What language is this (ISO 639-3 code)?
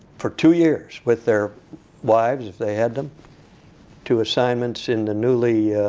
eng